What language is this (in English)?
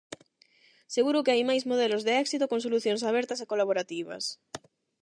Galician